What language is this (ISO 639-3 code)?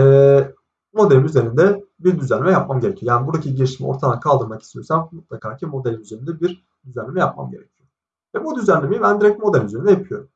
tur